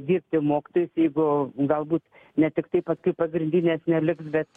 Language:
Lithuanian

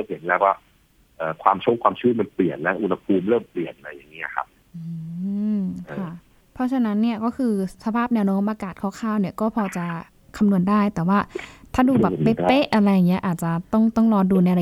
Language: Thai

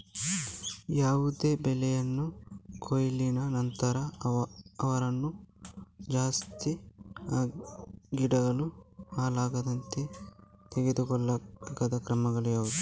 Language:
Kannada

